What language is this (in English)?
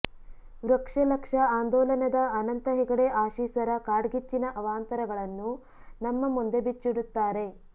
Kannada